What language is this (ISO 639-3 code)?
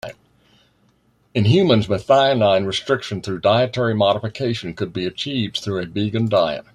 eng